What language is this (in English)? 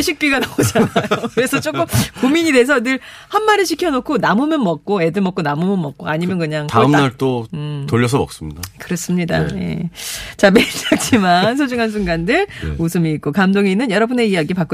Korean